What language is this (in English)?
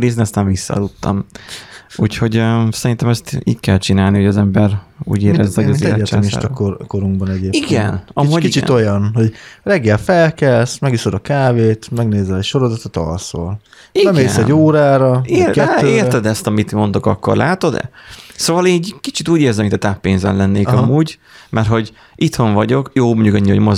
Hungarian